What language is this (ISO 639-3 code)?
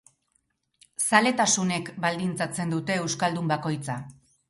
eus